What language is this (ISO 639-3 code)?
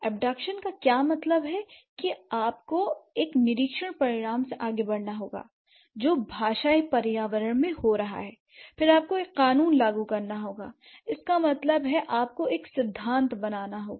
hin